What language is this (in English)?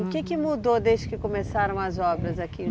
Portuguese